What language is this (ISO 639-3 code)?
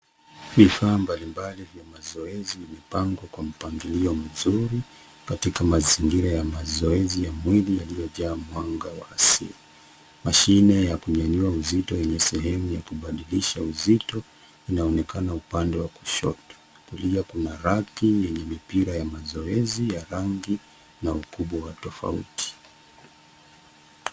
swa